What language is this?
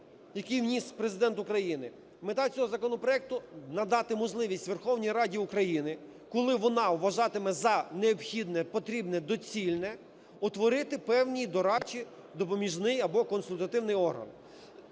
Ukrainian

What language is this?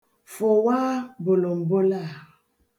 Igbo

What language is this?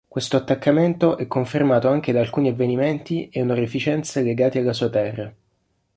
Italian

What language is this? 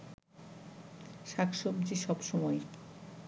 Bangla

